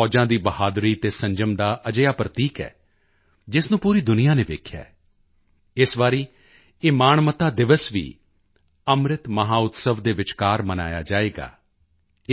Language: Punjabi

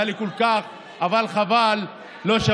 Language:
Hebrew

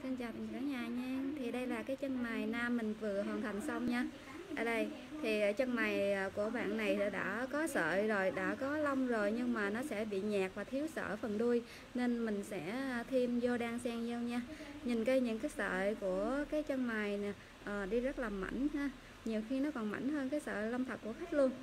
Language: Vietnamese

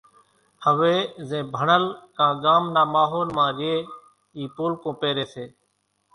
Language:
Kachi Koli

